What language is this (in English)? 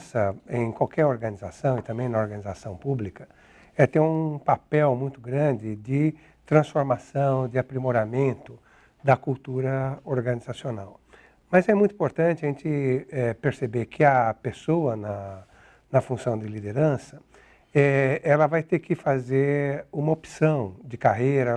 Portuguese